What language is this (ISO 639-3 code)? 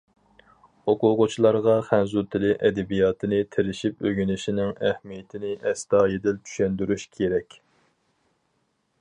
uig